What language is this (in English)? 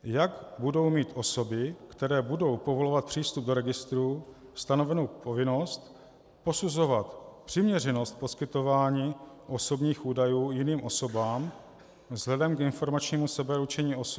Czech